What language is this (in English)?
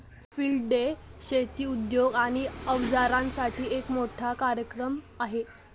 Marathi